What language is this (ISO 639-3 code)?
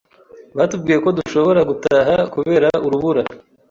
kin